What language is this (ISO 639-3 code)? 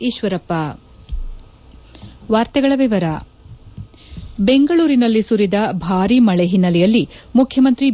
kan